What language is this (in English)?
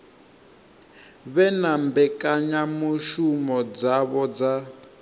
Venda